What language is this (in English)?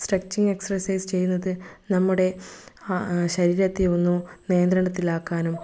Malayalam